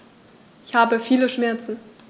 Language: German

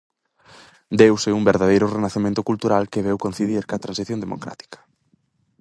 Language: Galician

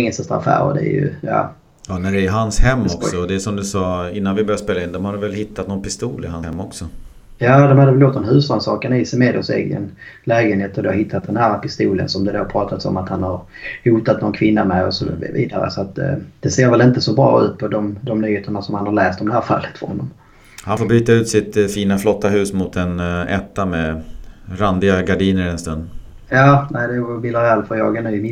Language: Swedish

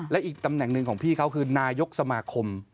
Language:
Thai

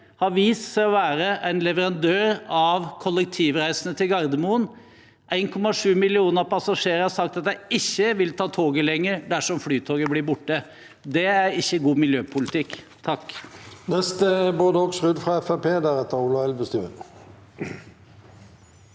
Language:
Norwegian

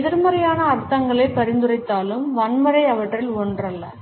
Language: Tamil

